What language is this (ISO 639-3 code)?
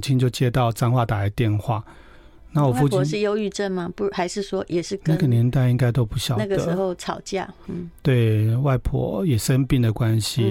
zho